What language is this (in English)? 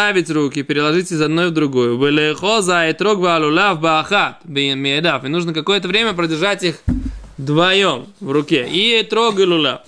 Russian